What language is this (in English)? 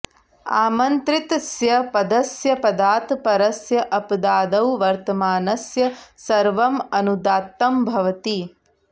Sanskrit